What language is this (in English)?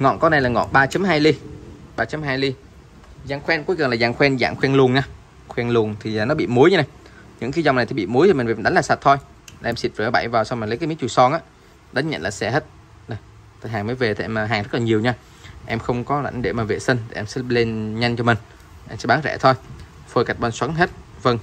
Vietnamese